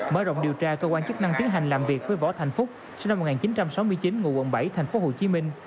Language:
Vietnamese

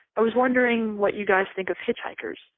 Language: English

